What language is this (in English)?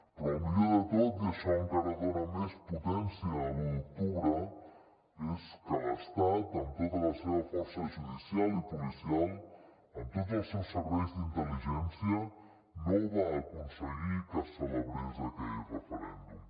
Catalan